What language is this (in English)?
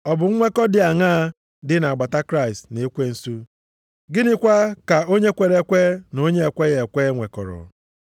Igbo